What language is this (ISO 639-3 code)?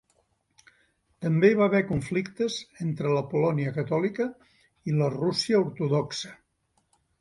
cat